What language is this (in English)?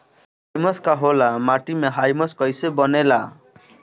Bhojpuri